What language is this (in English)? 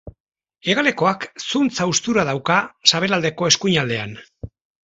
Basque